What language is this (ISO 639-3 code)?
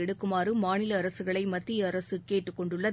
tam